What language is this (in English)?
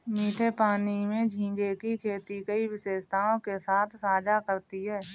Hindi